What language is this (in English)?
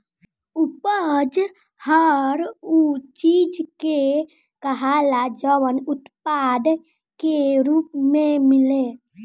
Bhojpuri